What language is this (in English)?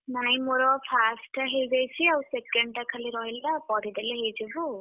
Odia